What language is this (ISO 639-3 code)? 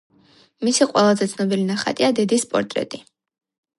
kat